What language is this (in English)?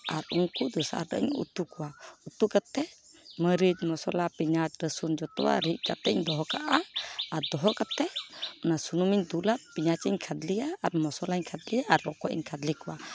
Santali